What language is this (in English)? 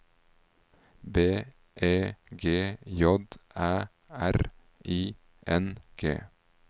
Norwegian